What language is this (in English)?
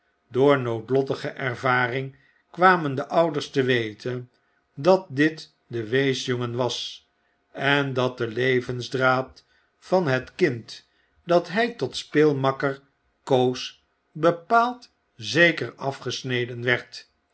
Dutch